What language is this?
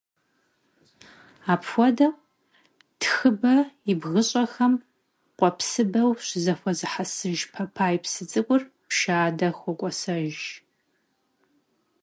Kabardian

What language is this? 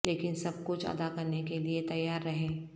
Urdu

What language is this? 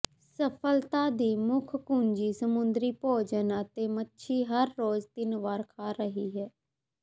Punjabi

